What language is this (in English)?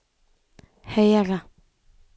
Norwegian